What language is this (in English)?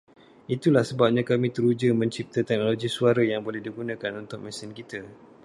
Malay